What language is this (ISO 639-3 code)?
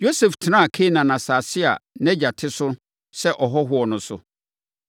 aka